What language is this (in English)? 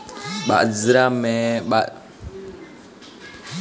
Hindi